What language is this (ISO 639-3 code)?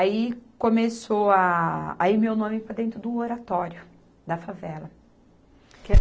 por